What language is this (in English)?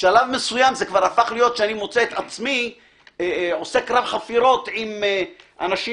Hebrew